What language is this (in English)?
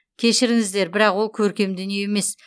Kazakh